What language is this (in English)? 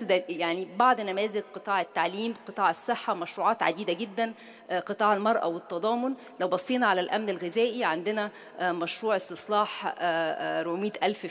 Arabic